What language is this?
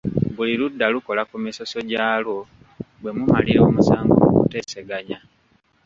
Ganda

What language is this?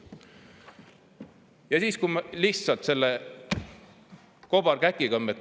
Estonian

